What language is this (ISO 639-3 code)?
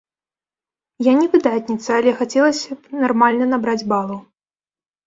bel